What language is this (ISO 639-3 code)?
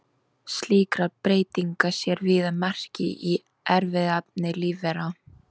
isl